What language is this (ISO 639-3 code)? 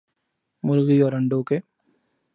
urd